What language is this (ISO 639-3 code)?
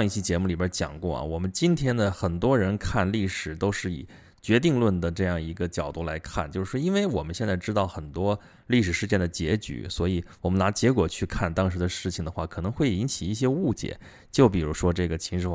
zho